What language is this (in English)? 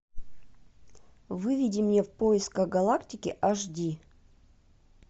Russian